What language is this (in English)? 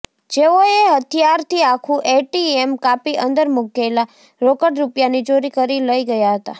Gujarati